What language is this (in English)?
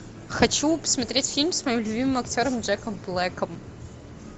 Russian